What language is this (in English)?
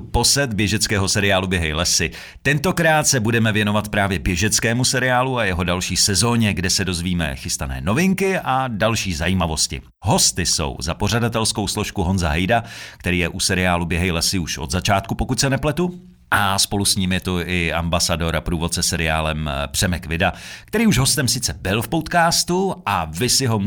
Czech